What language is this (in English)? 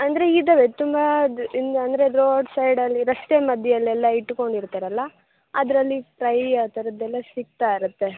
Kannada